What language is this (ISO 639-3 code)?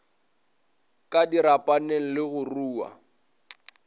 nso